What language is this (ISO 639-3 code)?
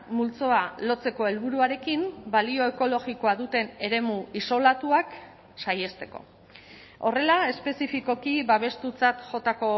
eus